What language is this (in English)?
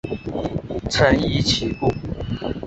Chinese